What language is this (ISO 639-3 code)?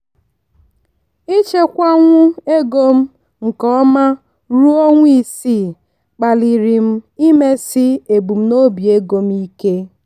ibo